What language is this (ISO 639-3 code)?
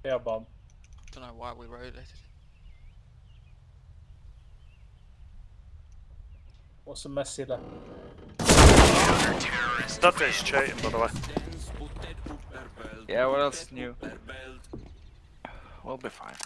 eng